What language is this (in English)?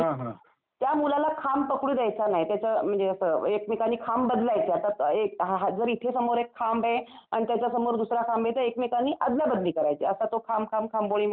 Marathi